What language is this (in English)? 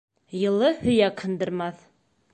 Bashkir